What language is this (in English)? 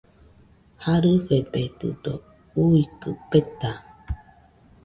Nüpode Huitoto